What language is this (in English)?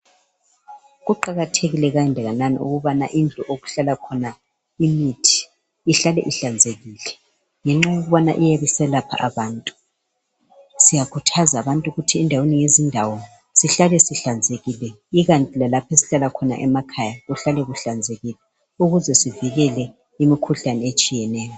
North Ndebele